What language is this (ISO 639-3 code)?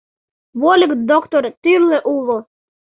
chm